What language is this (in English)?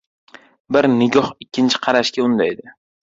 Uzbek